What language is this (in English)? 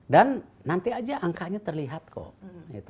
Indonesian